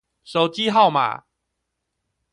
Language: Chinese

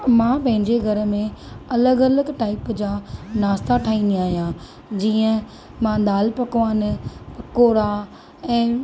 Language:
Sindhi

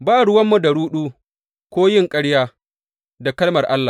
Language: Hausa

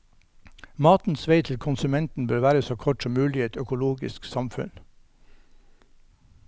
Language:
Norwegian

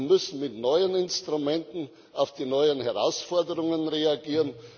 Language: German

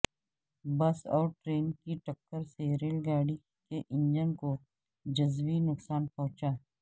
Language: Urdu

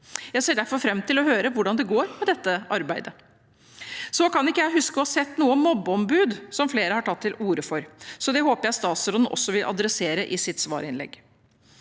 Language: Norwegian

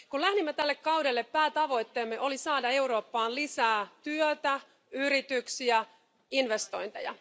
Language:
Finnish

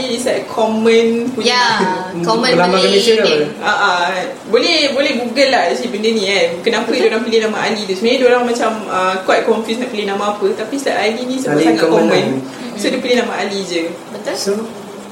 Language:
Malay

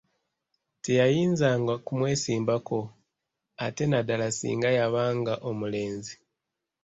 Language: Ganda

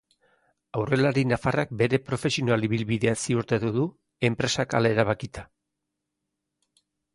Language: Basque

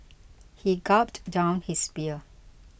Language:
English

